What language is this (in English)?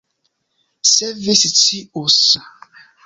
Esperanto